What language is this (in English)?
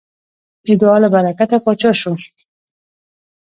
Pashto